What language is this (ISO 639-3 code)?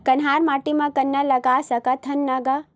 hne